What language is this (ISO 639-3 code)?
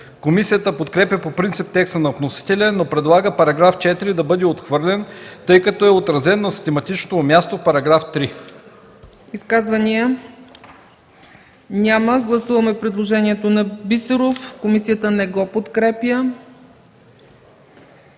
bul